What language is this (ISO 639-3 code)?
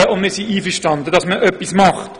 gsw